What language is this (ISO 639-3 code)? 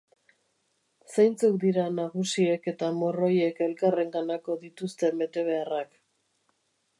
eus